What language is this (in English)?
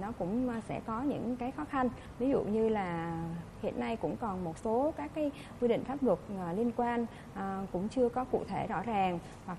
Vietnamese